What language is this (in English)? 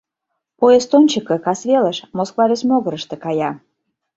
Mari